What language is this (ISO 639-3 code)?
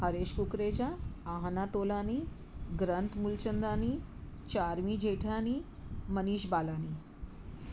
snd